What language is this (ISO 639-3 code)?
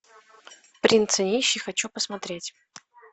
rus